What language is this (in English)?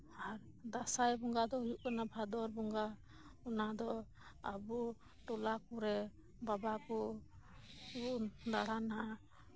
Santali